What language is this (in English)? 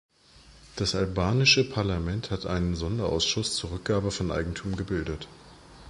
German